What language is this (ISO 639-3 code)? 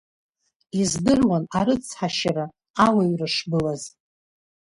abk